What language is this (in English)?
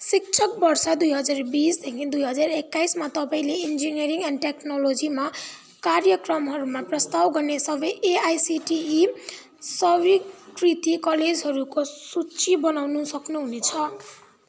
Nepali